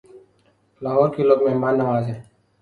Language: Urdu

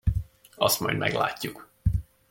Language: Hungarian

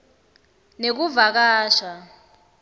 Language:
Swati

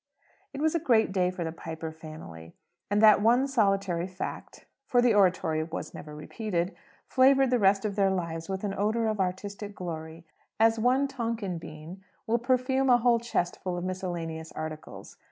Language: English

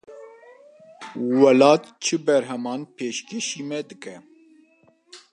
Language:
Kurdish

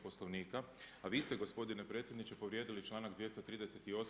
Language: Croatian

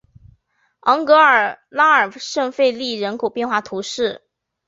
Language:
Chinese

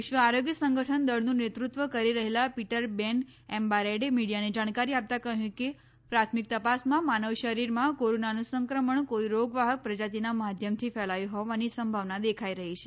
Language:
Gujarati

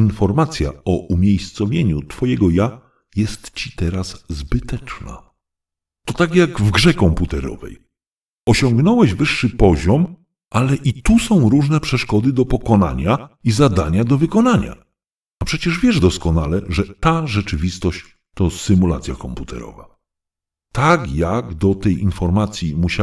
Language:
Polish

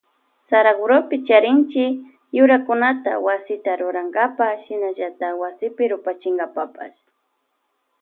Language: Loja Highland Quichua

